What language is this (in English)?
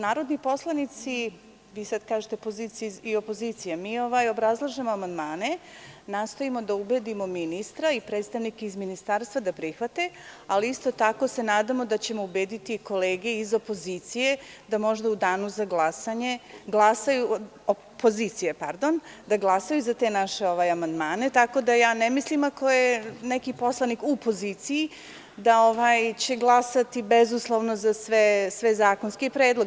Serbian